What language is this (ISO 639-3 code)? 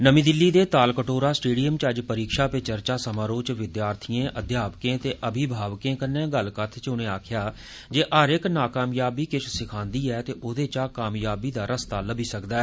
doi